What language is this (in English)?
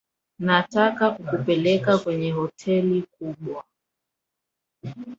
Swahili